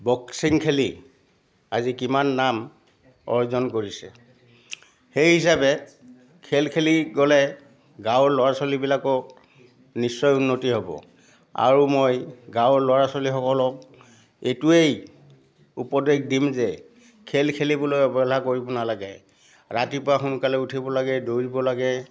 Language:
Assamese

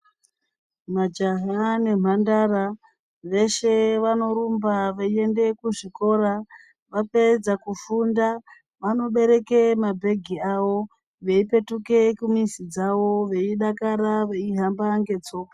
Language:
Ndau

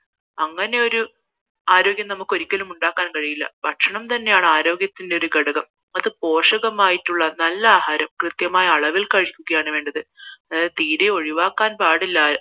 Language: Malayalam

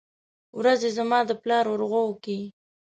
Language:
Pashto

